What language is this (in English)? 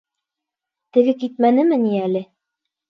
Bashkir